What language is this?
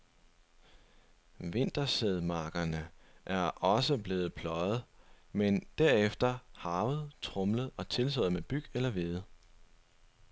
Danish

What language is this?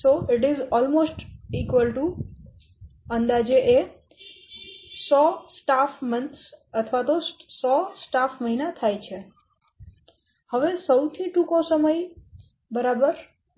Gujarati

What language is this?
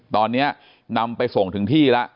Thai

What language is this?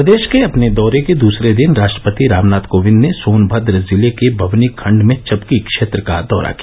Hindi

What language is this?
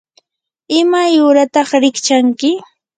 Yanahuanca Pasco Quechua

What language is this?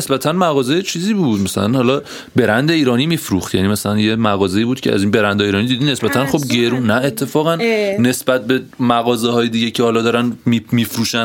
Persian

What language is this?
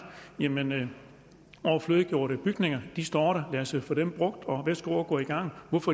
Danish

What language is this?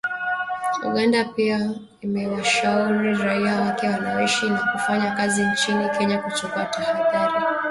Swahili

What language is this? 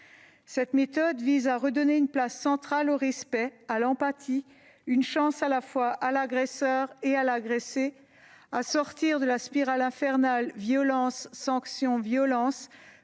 French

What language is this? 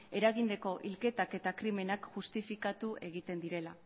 Basque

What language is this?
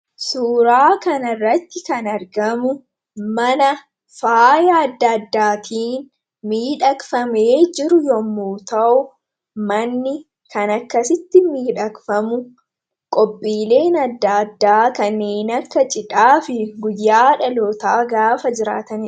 Oromo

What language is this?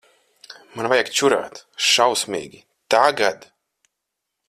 Latvian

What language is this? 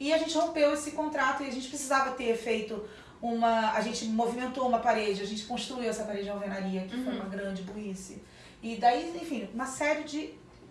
Portuguese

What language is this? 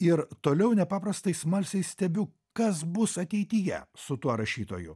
Lithuanian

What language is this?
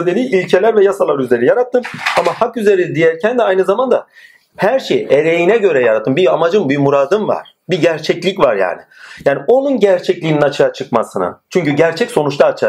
Turkish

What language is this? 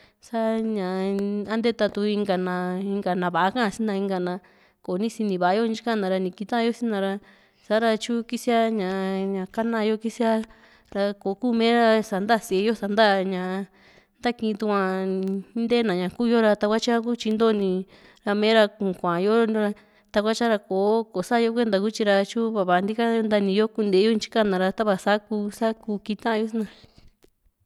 Juxtlahuaca Mixtec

